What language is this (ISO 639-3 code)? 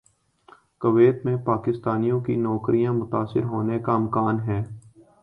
urd